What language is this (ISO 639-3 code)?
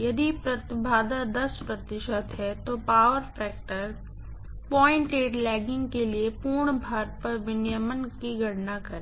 hin